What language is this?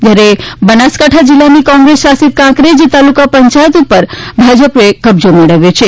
Gujarati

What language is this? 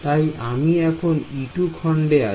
Bangla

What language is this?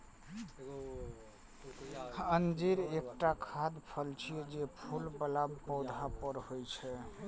Maithili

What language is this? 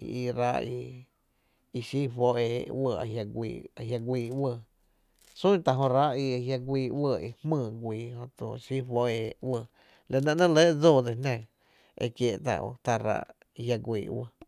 Tepinapa Chinantec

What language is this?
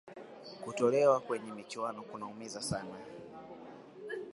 Swahili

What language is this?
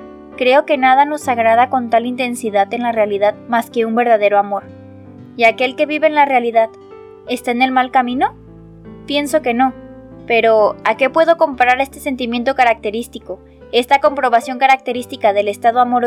Spanish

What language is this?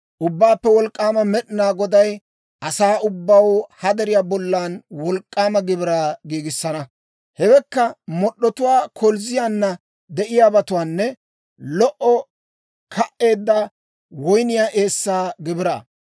Dawro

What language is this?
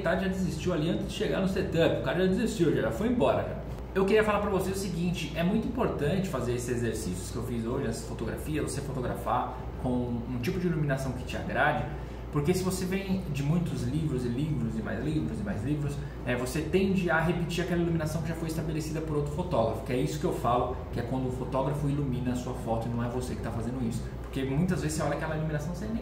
Portuguese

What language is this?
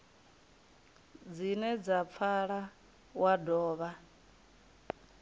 Venda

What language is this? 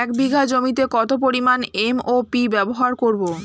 Bangla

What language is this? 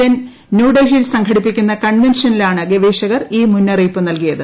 Malayalam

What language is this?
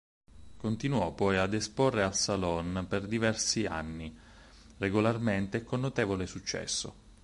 Italian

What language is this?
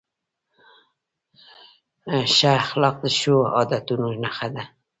Pashto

